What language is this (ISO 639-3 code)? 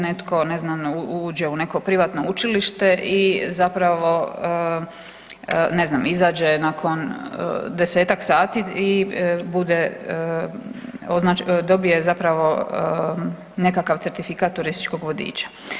hrv